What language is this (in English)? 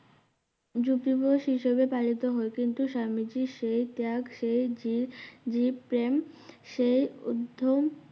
Bangla